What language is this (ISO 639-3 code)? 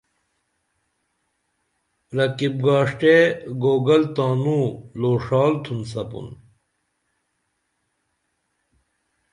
dml